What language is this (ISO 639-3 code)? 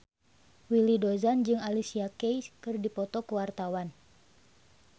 sun